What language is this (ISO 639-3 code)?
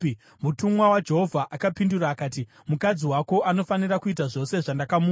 sna